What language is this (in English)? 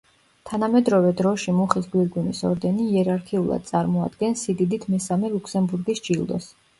Georgian